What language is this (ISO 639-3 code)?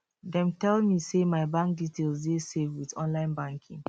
pcm